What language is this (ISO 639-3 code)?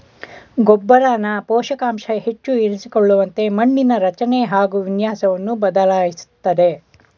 kan